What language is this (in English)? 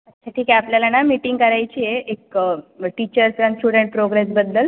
Marathi